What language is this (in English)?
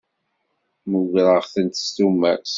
Kabyle